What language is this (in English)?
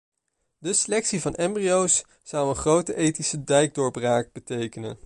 Dutch